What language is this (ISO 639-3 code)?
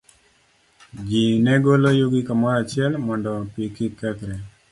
luo